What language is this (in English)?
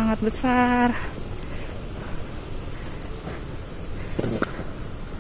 Indonesian